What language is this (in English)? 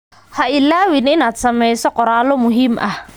Somali